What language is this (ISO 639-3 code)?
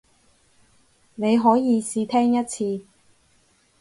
yue